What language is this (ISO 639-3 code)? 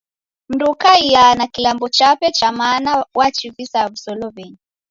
dav